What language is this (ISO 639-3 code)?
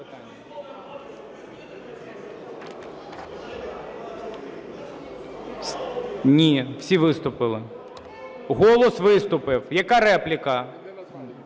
ukr